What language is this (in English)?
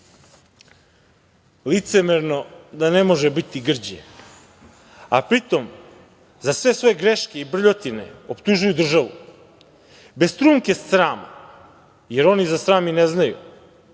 Serbian